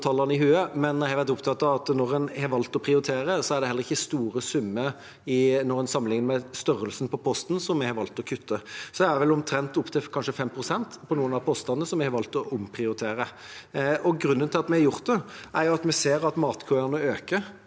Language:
Norwegian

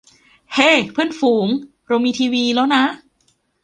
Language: Thai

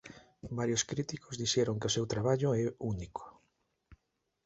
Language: Galician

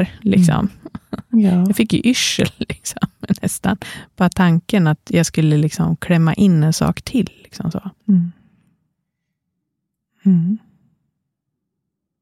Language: Swedish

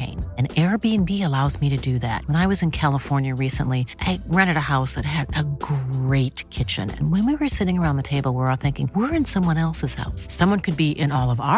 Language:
Filipino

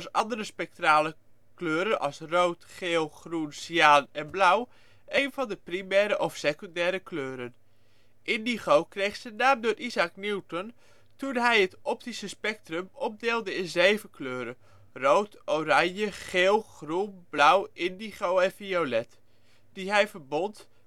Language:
Dutch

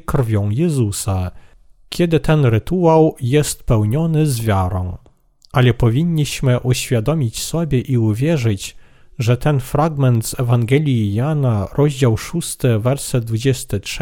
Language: Polish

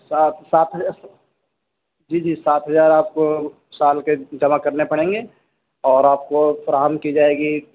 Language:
Urdu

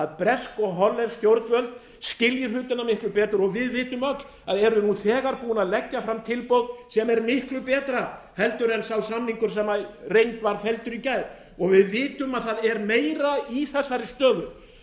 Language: Icelandic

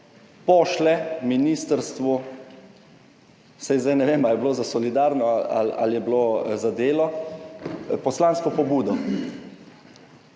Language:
Slovenian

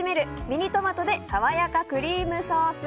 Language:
Japanese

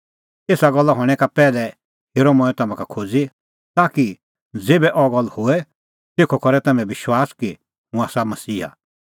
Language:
Kullu Pahari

